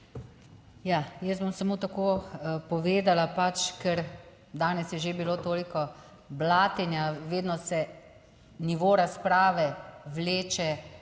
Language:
Slovenian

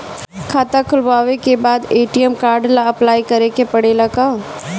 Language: Bhojpuri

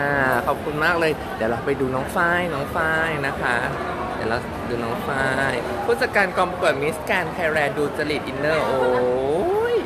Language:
Thai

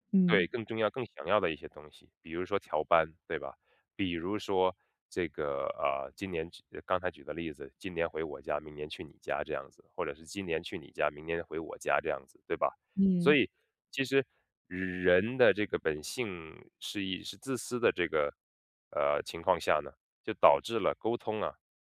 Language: Chinese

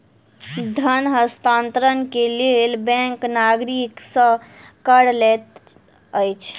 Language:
Maithili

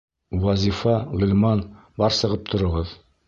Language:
Bashkir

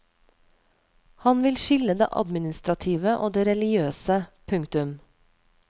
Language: Norwegian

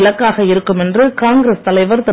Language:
Tamil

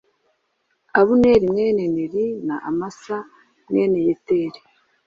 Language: Kinyarwanda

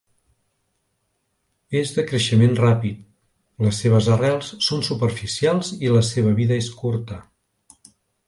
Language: Catalan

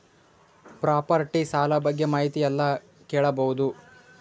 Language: Kannada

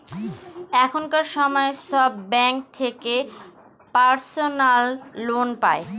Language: Bangla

